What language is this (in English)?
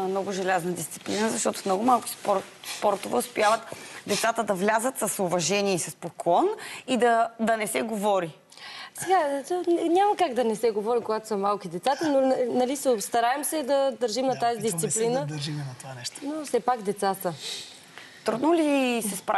Bulgarian